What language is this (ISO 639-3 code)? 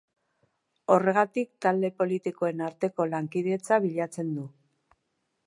eus